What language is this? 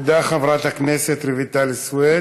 Hebrew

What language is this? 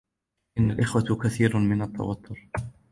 Arabic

